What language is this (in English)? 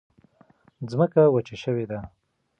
Pashto